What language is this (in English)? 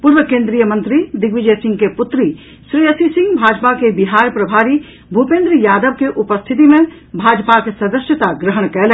Maithili